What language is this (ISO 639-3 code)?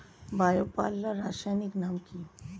ben